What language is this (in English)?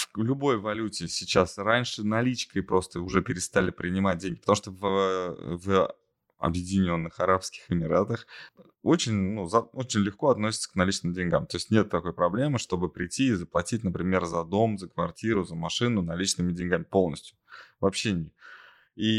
Russian